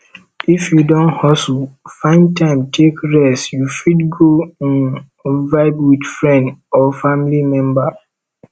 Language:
Nigerian Pidgin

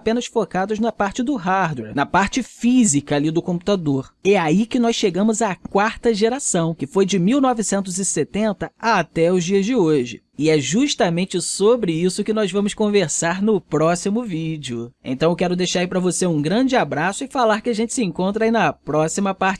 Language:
Portuguese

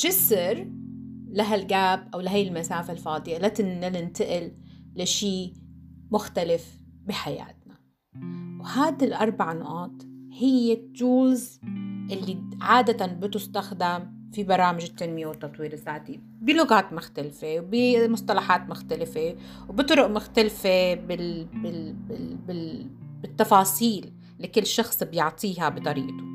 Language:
Arabic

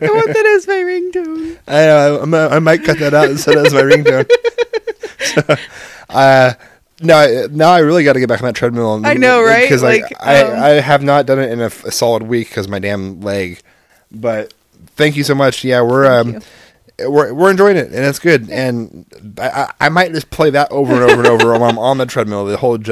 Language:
English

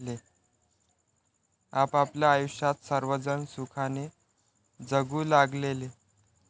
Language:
Marathi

